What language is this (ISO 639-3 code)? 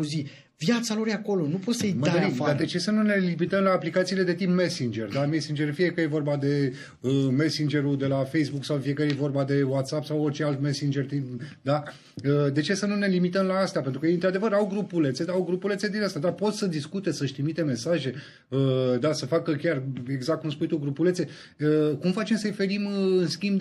ron